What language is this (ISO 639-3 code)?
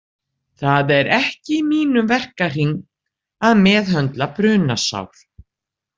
isl